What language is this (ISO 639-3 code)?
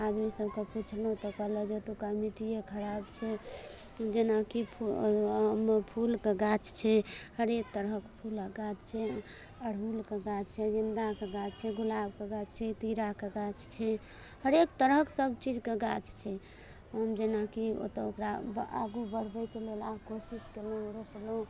mai